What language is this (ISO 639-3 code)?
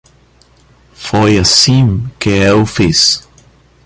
por